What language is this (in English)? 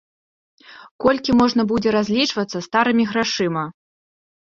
Belarusian